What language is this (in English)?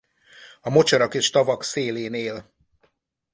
Hungarian